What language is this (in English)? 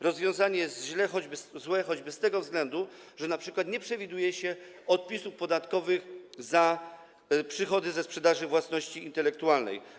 Polish